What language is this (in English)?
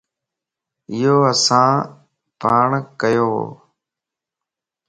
Lasi